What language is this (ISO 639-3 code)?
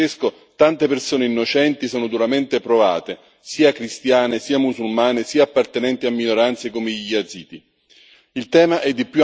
ita